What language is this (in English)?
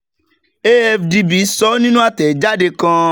Yoruba